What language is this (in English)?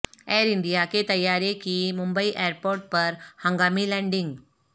Urdu